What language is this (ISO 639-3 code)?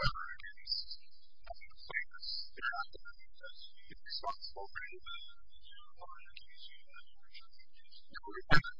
eng